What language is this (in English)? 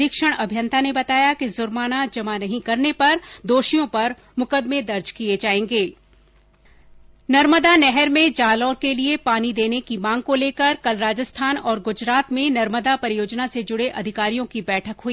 Hindi